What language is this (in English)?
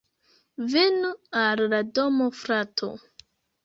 Esperanto